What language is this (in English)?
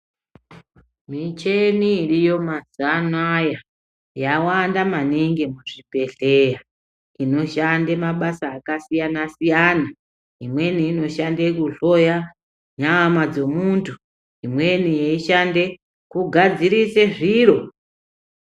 Ndau